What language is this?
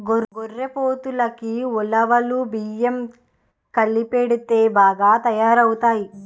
Telugu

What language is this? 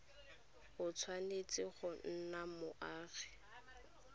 Tswana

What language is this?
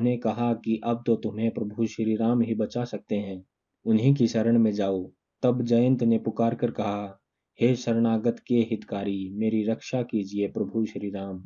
Hindi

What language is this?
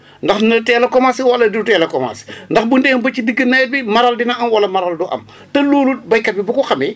Wolof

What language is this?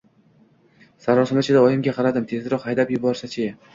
Uzbek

